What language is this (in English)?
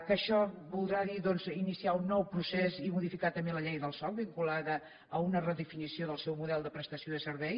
Catalan